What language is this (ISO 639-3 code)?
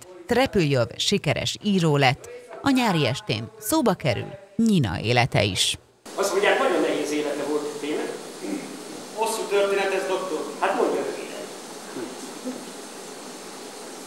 hun